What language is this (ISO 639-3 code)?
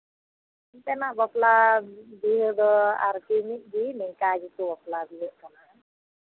sat